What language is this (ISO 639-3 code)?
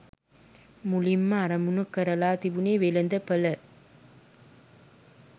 sin